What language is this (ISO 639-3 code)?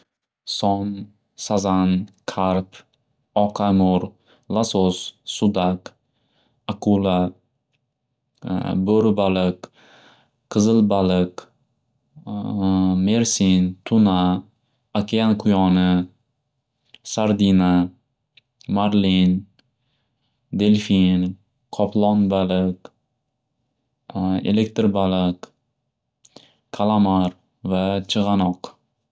uzb